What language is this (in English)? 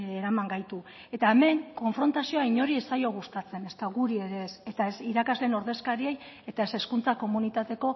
Basque